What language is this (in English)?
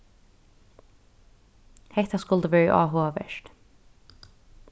Faroese